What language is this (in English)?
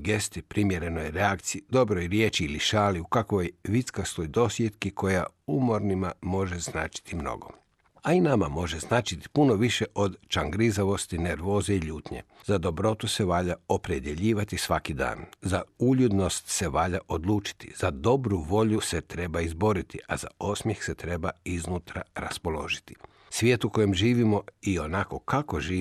Croatian